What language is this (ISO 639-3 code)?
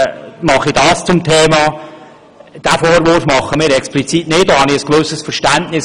gsw